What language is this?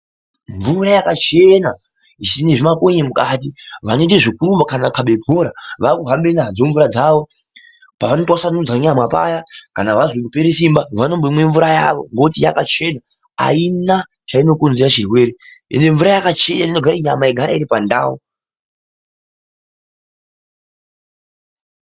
Ndau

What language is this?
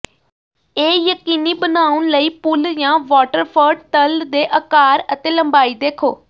Punjabi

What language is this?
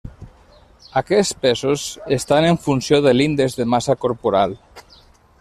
Catalan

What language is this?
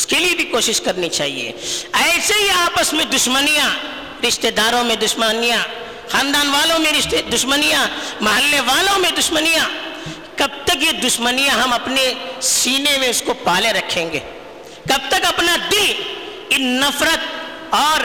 Urdu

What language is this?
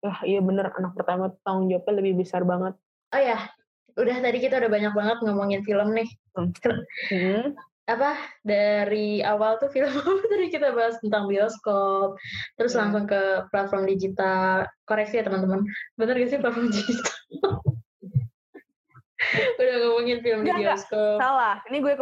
Indonesian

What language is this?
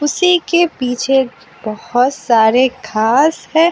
Hindi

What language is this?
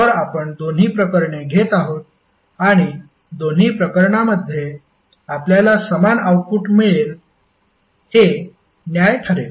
Marathi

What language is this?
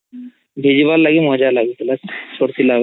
Odia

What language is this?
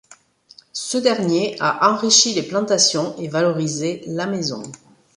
French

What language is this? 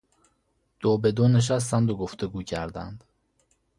Persian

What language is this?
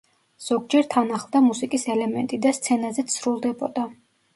Georgian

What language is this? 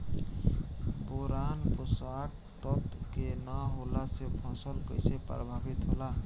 Bhojpuri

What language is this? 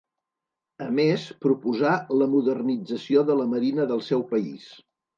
Catalan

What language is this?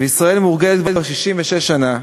Hebrew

